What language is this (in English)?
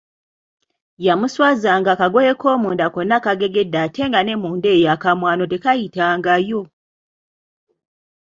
Ganda